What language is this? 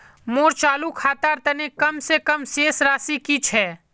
Magahi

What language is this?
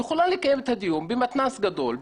Hebrew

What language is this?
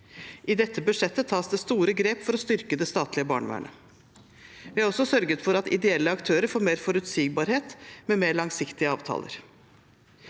Norwegian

